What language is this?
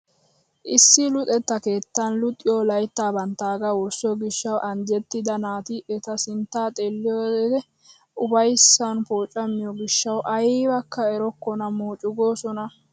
Wolaytta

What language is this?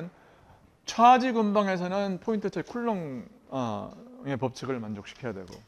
Korean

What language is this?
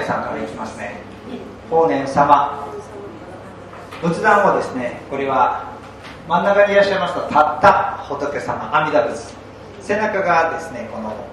Japanese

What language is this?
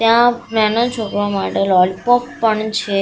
Gujarati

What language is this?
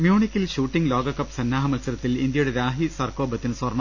Malayalam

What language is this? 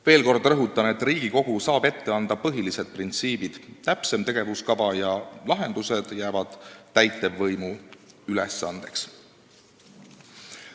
Estonian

